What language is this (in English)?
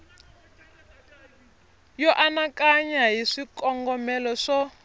Tsonga